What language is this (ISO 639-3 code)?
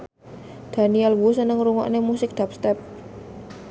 jav